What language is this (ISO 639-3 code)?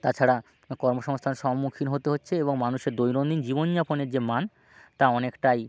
ben